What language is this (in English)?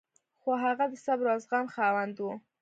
Pashto